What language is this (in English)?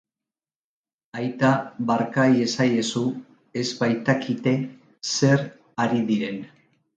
Basque